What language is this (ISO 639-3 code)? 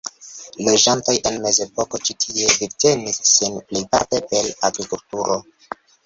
epo